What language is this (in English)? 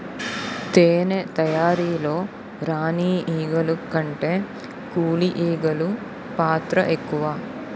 Telugu